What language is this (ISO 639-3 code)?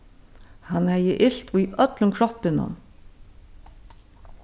fao